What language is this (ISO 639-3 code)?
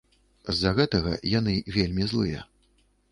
bel